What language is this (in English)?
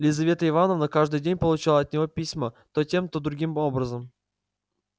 Russian